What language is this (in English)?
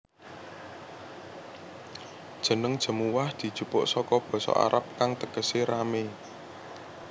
Javanese